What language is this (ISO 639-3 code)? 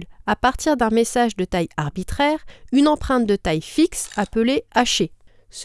fra